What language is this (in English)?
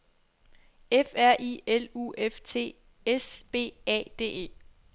Danish